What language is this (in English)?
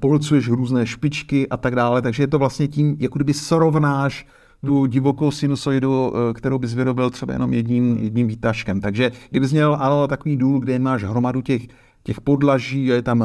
Czech